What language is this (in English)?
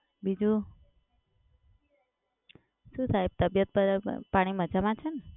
Gujarati